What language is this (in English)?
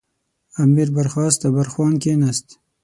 Pashto